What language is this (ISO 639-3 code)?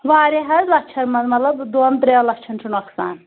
kas